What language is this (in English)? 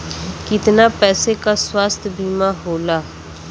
Bhojpuri